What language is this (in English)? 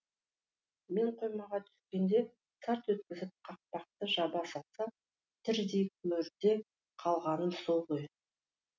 Kazakh